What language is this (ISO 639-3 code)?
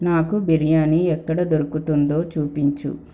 tel